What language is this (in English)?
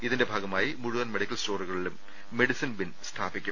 Malayalam